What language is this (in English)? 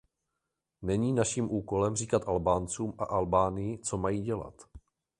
Czech